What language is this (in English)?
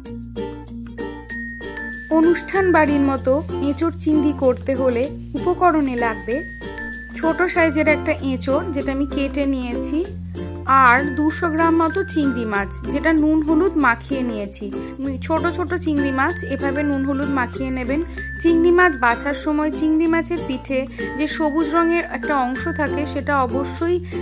Bangla